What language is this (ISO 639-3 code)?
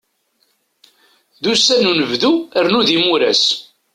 kab